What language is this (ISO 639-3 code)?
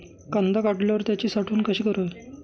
mar